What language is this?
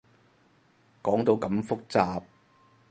Cantonese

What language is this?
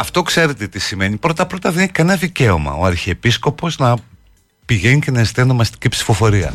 Greek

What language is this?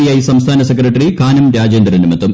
Malayalam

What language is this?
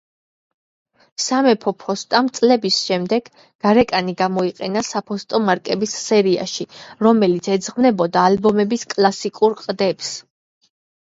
Georgian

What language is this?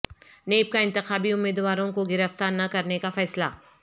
Urdu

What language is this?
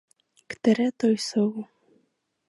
Czech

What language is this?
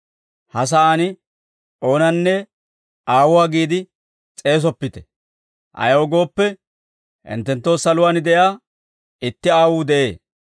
Dawro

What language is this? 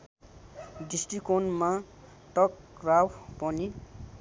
Nepali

